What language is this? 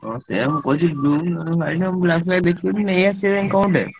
Odia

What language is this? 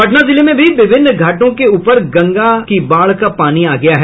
Hindi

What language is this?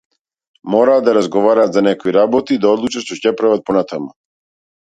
Macedonian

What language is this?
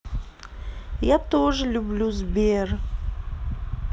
Russian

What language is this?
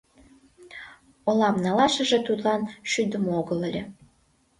Mari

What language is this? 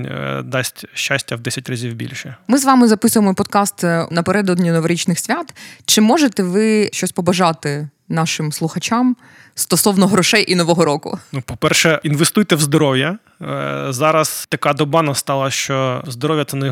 Ukrainian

